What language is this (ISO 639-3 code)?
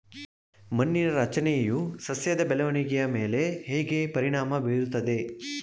kan